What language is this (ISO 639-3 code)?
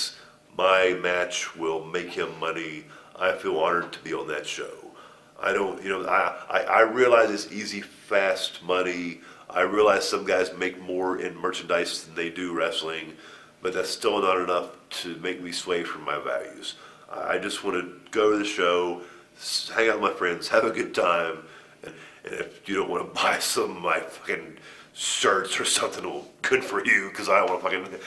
eng